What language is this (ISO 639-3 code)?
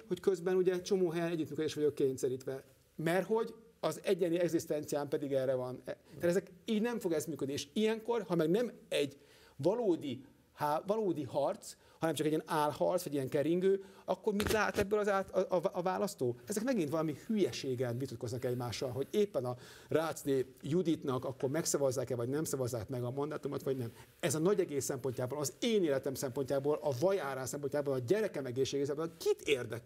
hun